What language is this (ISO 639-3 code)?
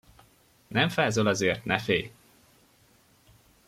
hun